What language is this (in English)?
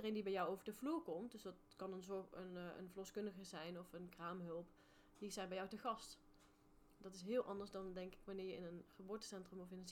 Dutch